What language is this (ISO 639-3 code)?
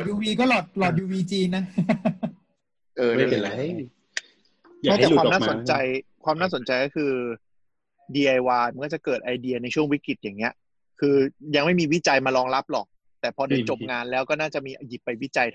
tha